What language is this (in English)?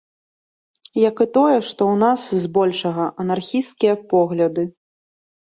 Belarusian